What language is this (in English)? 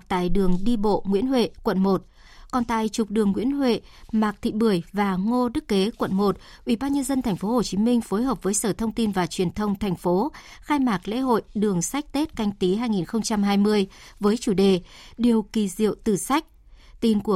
Vietnamese